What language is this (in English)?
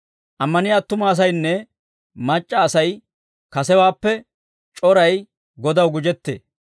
Dawro